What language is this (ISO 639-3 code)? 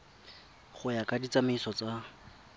tsn